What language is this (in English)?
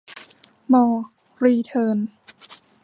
Thai